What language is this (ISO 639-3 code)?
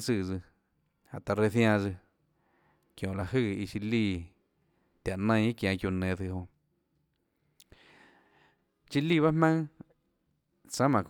ctl